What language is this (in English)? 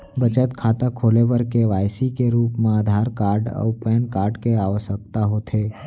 Chhattisgarhi